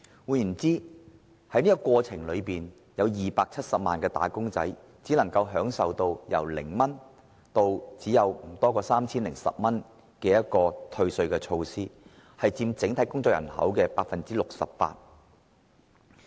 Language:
Cantonese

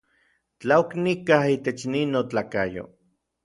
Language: Orizaba Nahuatl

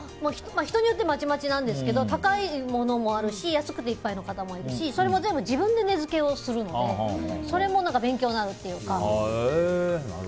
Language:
Japanese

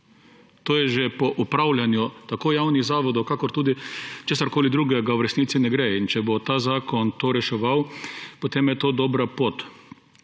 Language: Slovenian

